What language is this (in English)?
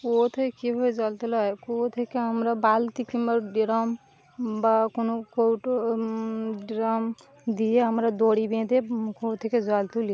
Bangla